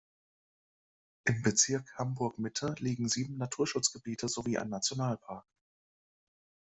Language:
German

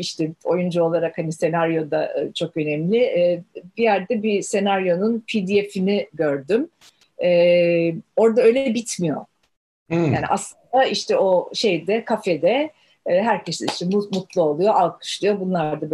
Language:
Turkish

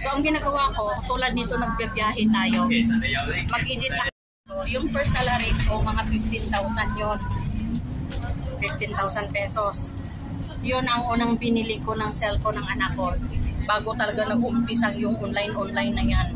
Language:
Filipino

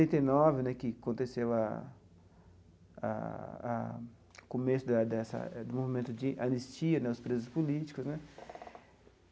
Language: Portuguese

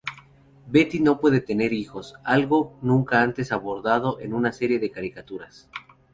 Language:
Spanish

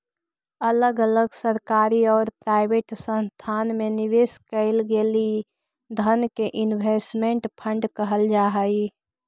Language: Magahi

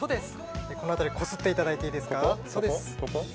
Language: Japanese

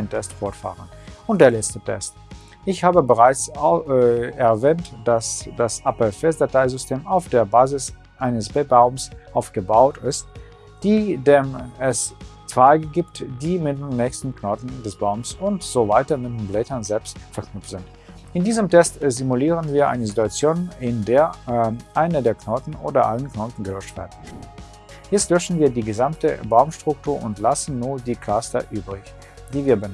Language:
German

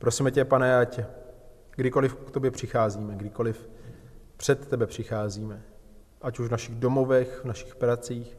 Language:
Czech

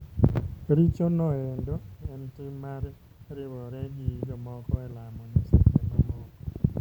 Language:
Luo (Kenya and Tanzania)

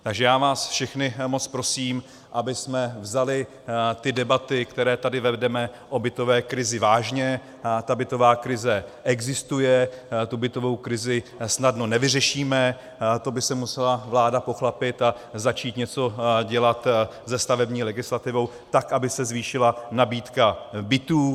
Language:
Czech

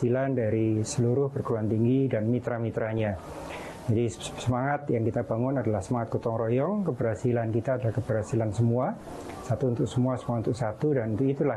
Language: Indonesian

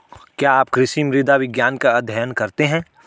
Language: Hindi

